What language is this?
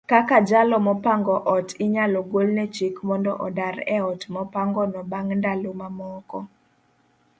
Luo (Kenya and Tanzania)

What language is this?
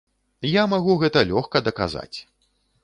Belarusian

